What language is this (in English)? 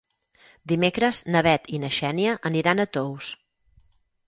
Catalan